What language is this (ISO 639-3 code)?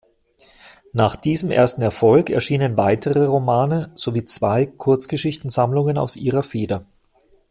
deu